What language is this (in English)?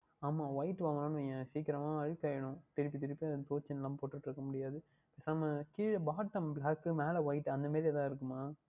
Tamil